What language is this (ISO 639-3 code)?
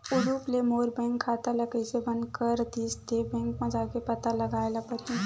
hne